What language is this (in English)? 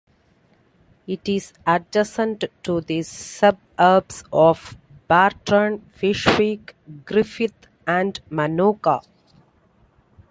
English